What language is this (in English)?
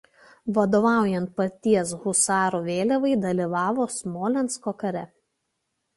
Lithuanian